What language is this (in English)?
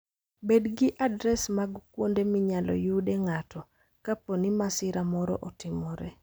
Luo (Kenya and Tanzania)